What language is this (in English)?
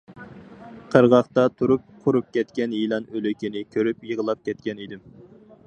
Uyghur